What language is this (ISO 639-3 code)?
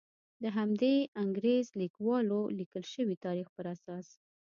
pus